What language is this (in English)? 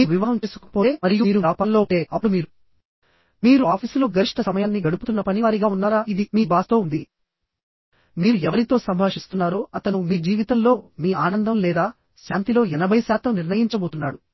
Telugu